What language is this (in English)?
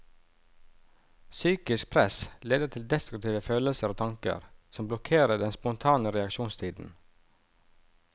Norwegian